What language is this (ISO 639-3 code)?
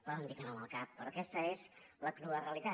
cat